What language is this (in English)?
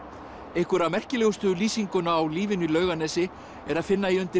Icelandic